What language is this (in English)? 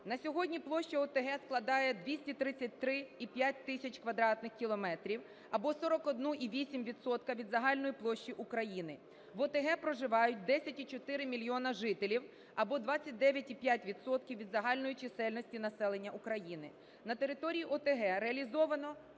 Ukrainian